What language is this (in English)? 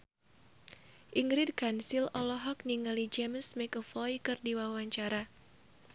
Sundanese